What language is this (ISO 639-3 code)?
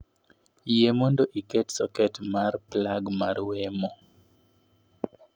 luo